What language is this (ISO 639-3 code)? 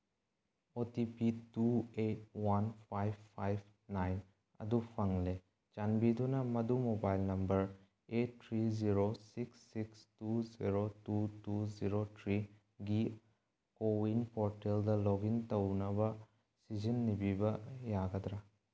mni